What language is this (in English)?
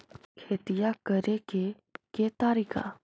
Magahi